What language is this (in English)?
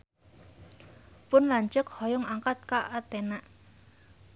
Sundanese